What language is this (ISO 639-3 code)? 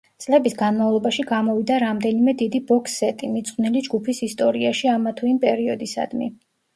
kat